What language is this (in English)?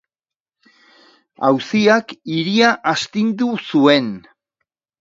Basque